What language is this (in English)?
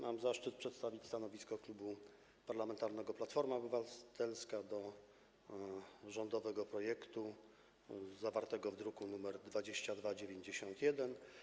Polish